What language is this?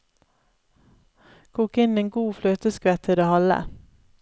Norwegian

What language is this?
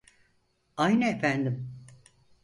Turkish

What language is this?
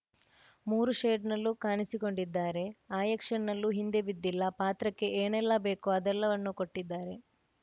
Kannada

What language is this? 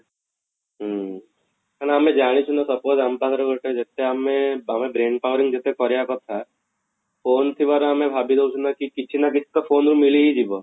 Odia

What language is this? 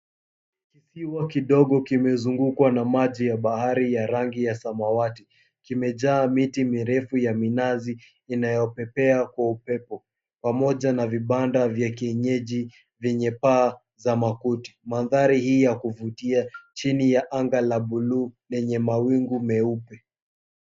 Swahili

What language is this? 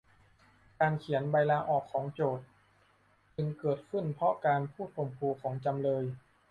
Thai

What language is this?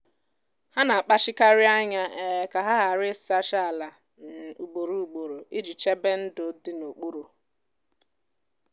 Igbo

